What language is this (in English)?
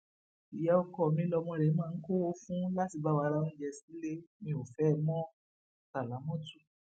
Yoruba